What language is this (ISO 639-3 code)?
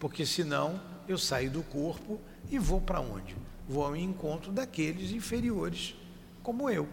por